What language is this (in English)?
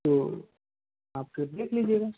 Hindi